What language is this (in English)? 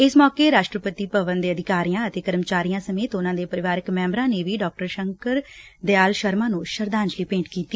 Punjabi